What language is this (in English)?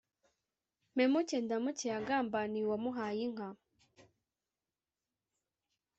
Kinyarwanda